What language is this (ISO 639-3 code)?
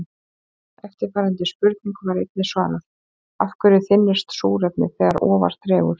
isl